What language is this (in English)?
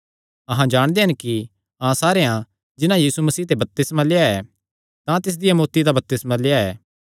Kangri